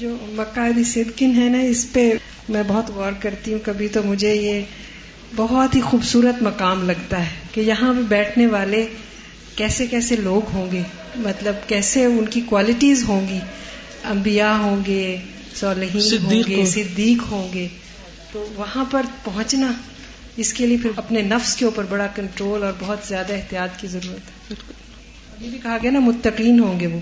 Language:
Urdu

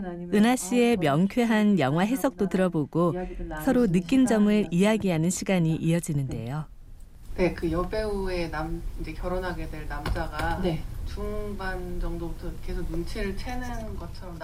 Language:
Korean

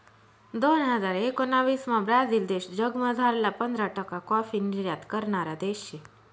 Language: Marathi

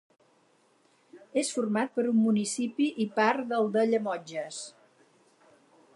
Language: Catalan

